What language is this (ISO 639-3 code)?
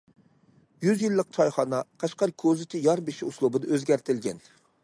uig